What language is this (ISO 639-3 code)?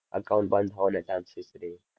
guj